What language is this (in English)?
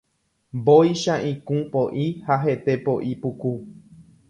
Guarani